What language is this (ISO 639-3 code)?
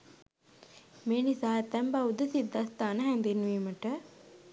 sin